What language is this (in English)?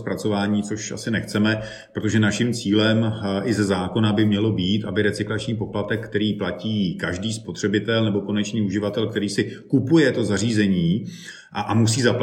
Czech